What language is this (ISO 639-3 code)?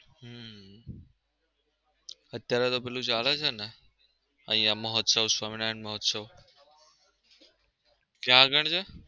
guj